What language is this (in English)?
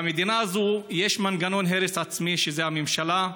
Hebrew